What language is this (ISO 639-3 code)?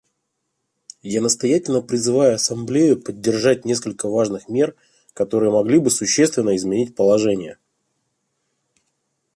rus